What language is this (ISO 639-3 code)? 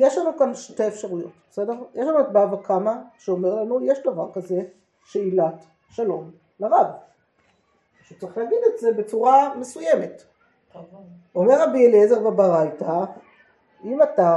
heb